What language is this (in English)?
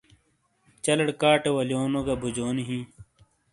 Shina